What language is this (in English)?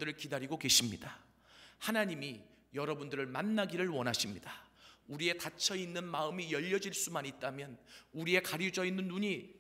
Korean